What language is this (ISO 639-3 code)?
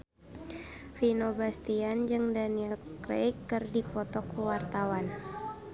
sun